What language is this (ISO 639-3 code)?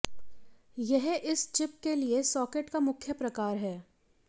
hin